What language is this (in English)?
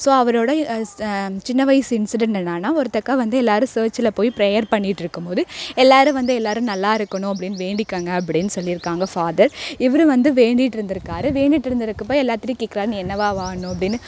Tamil